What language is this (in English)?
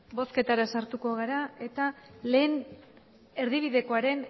Basque